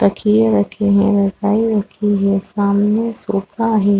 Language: Hindi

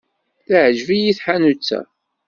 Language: Kabyle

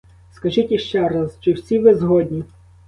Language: Ukrainian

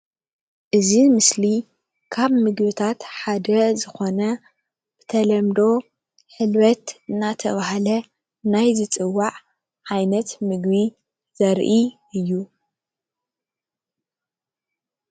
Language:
Tigrinya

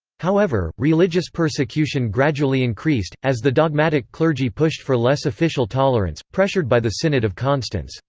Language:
English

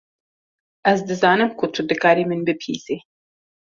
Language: Kurdish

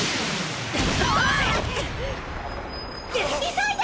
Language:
Japanese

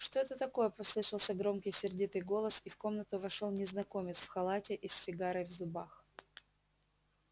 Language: Russian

